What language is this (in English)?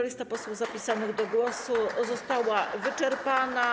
Polish